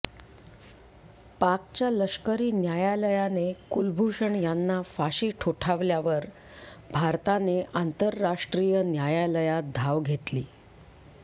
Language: Marathi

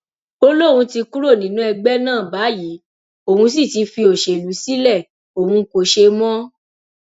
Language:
Yoruba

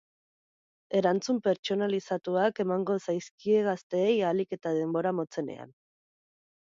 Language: Basque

